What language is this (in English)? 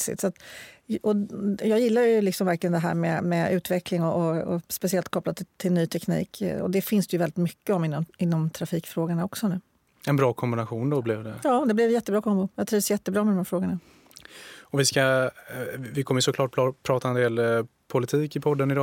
Swedish